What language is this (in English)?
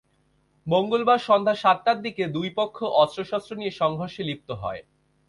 Bangla